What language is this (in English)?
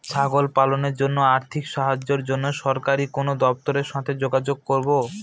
Bangla